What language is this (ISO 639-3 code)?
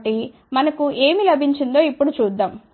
tel